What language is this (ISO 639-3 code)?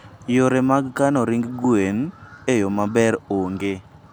luo